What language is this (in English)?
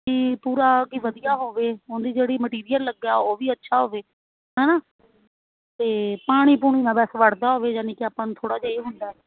Punjabi